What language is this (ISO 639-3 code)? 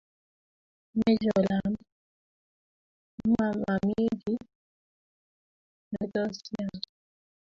kln